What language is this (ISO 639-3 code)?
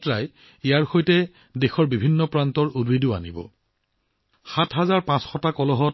asm